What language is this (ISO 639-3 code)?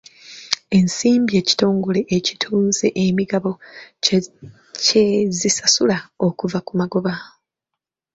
lug